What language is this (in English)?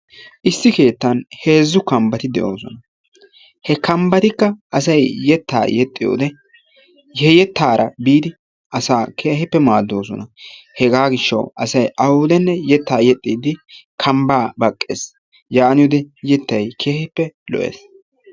Wolaytta